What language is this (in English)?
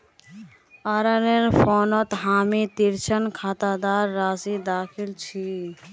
Magahi